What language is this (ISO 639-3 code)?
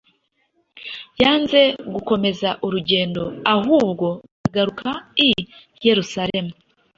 kin